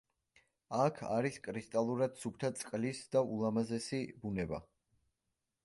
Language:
Georgian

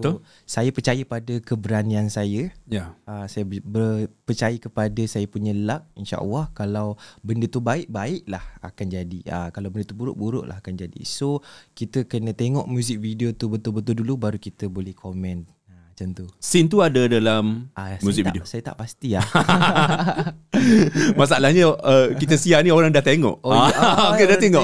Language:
Malay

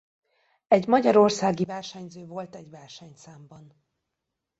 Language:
Hungarian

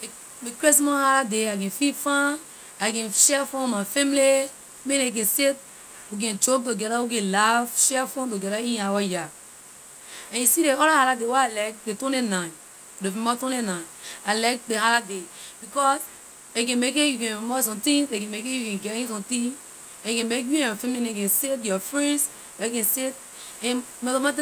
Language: Liberian English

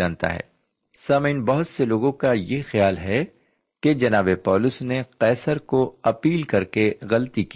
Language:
Urdu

